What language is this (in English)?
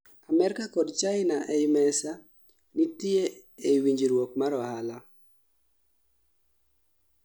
Luo (Kenya and Tanzania)